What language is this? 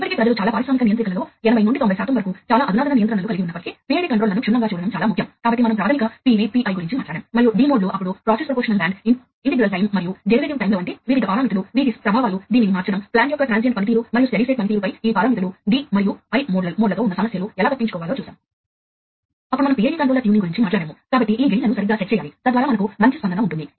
Telugu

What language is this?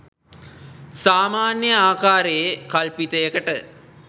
Sinhala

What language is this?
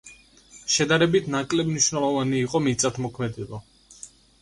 Georgian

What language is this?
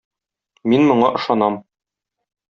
Tatar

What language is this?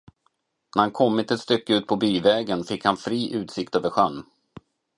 Swedish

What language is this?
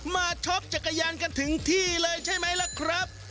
Thai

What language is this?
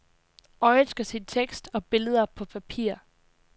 Danish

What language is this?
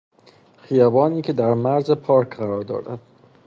Persian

